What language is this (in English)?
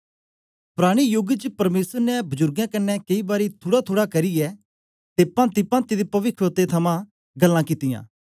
Dogri